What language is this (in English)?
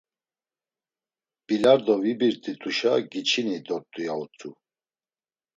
Laz